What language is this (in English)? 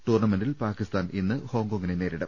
Malayalam